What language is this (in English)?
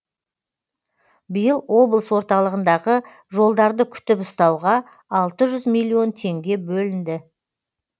Kazakh